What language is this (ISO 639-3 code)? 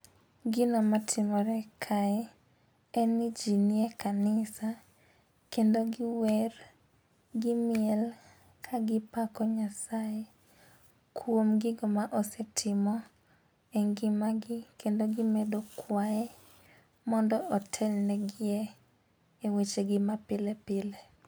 luo